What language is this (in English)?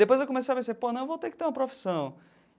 Portuguese